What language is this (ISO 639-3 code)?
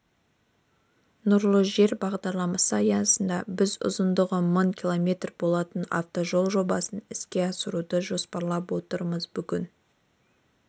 kaz